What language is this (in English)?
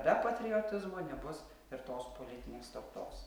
Lithuanian